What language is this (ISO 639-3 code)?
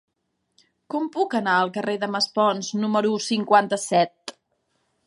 cat